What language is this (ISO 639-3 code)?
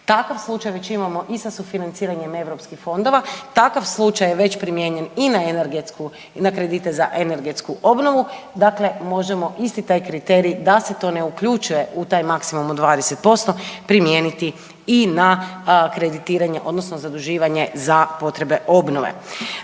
hrv